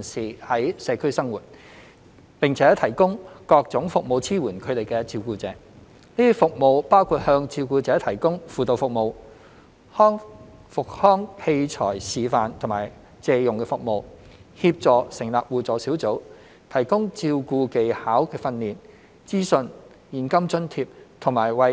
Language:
Cantonese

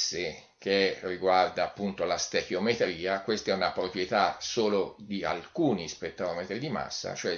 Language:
Italian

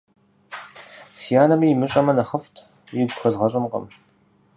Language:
Kabardian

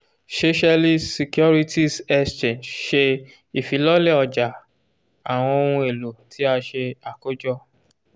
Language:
Yoruba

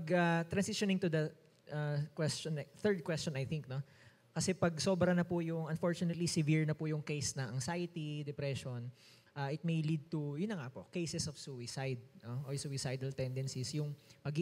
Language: Filipino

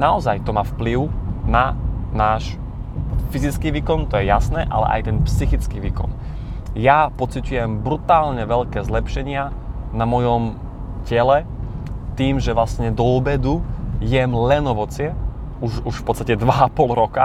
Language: Slovak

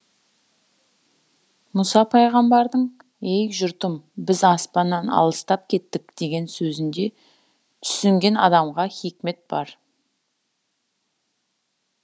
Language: Kazakh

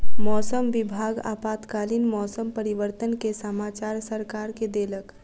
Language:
Maithili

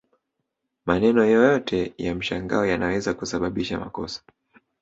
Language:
Swahili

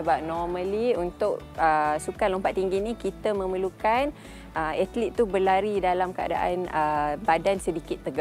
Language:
Malay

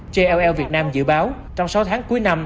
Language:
Vietnamese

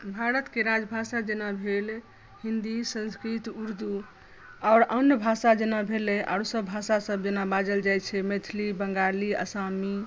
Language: Maithili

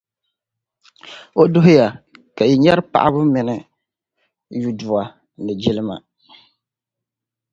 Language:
Dagbani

